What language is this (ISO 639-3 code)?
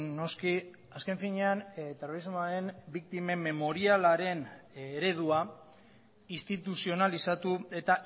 eus